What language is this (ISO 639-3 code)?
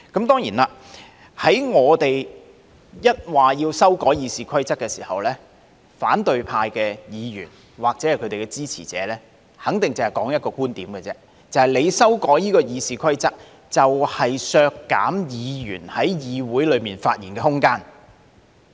yue